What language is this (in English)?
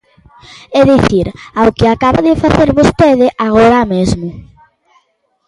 Galician